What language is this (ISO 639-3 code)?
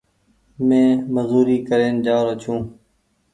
gig